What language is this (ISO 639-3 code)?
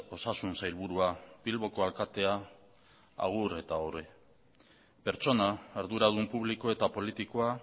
eus